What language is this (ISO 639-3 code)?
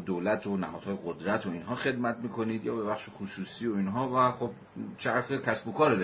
fas